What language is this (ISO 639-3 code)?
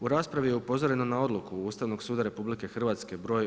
hrv